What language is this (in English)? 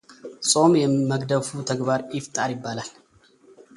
Amharic